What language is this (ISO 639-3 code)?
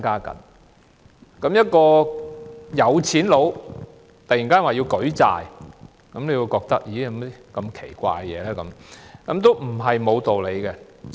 yue